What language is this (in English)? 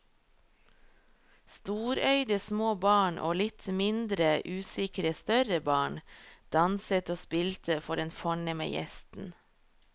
Norwegian